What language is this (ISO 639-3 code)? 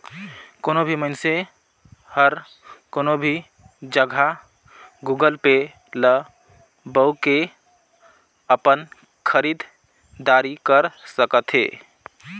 hne